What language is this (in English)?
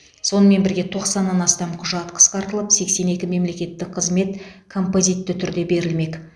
Kazakh